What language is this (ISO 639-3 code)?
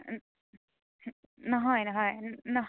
asm